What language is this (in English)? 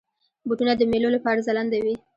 Pashto